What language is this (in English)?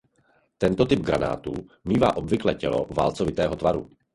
Czech